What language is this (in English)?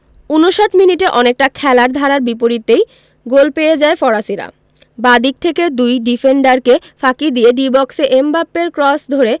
Bangla